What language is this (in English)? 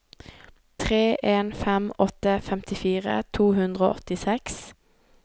Norwegian